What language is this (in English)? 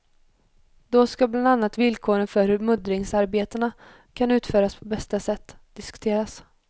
Swedish